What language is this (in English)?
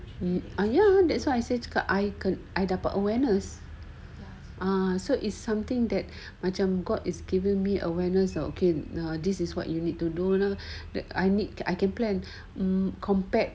English